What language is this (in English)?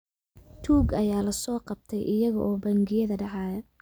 Somali